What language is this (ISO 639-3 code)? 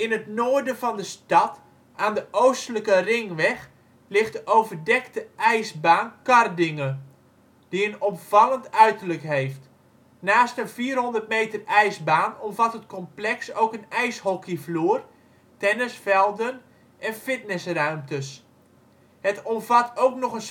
nld